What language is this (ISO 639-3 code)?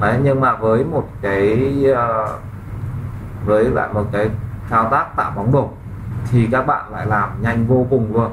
vie